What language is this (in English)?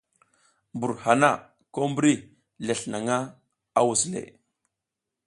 South Giziga